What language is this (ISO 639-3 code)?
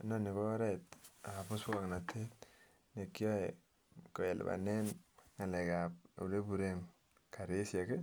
kln